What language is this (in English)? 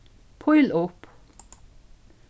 Faroese